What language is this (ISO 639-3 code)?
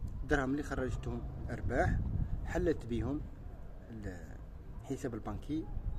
ara